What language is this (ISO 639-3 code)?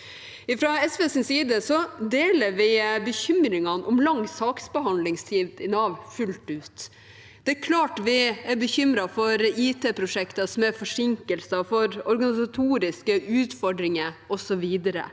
nor